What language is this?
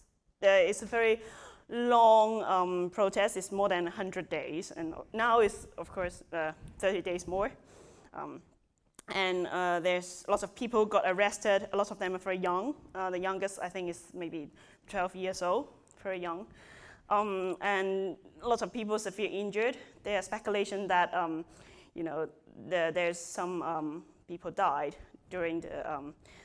English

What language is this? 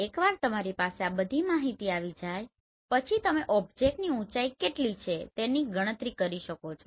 Gujarati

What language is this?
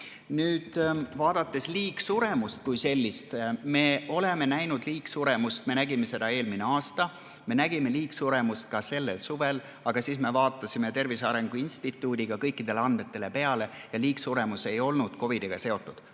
Estonian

